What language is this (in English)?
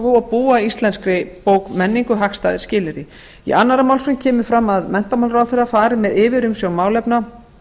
Icelandic